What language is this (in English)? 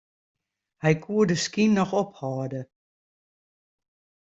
Western Frisian